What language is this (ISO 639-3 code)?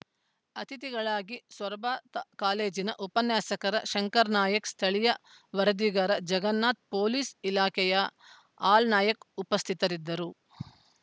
kan